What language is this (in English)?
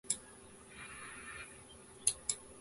Japanese